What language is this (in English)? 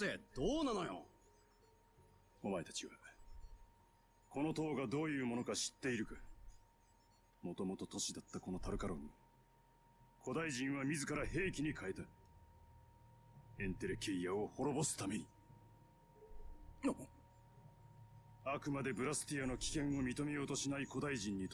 German